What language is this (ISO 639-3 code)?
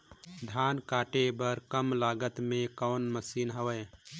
hne